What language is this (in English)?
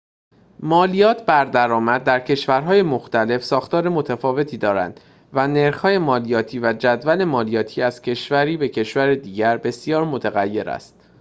Persian